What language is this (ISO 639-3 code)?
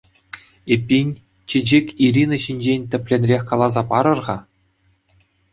chv